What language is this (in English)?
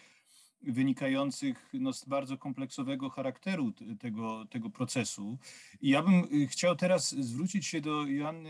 Polish